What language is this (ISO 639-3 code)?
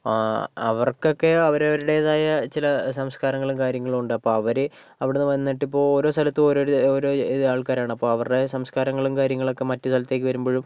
mal